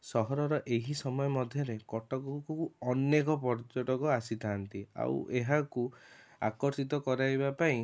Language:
Odia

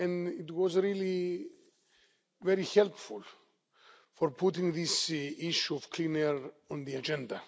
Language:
English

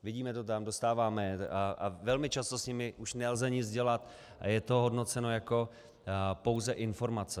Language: Czech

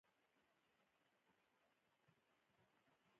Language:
Pashto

